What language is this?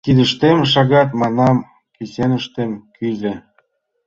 Mari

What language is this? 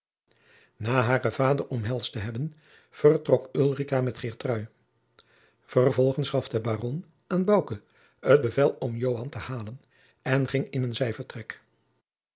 Dutch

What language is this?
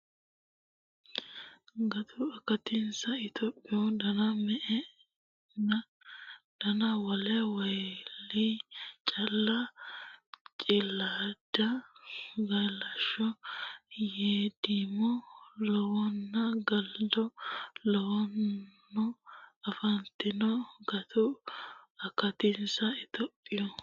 Sidamo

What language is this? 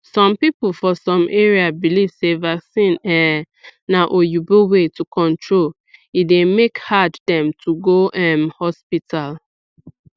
Nigerian Pidgin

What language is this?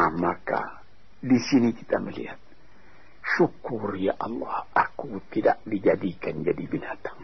Malay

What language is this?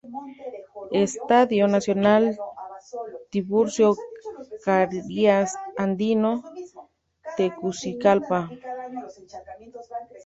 Spanish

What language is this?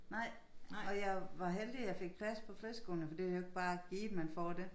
Danish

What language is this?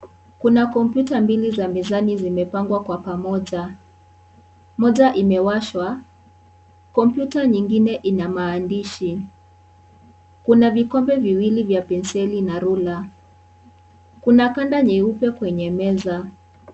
Swahili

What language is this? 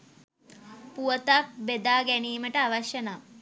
Sinhala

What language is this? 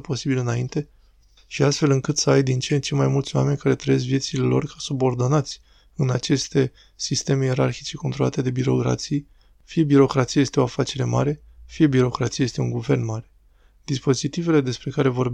Romanian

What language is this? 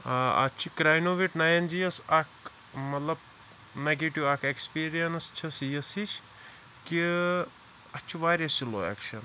Kashmiri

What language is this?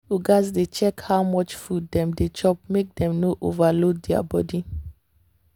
Nigerian Pidgin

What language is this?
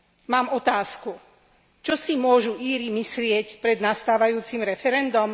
Slovak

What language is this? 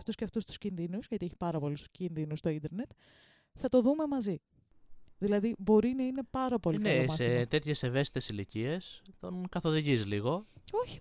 Greek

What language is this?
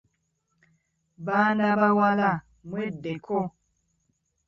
Ganda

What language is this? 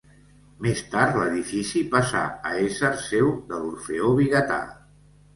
Catalan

